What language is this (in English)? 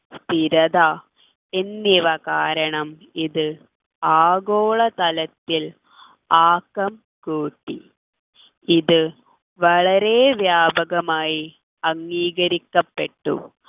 Malayalam